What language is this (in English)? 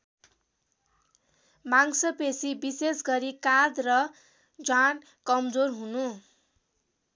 Nepali